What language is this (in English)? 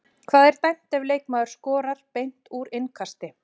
Icelandic